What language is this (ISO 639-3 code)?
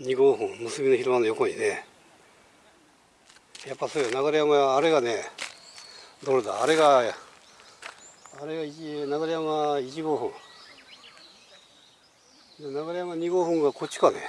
jpn